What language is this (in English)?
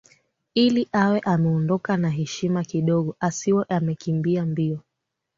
Swahili